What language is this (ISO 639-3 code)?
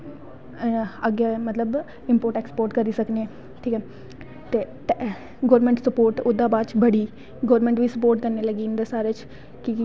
doi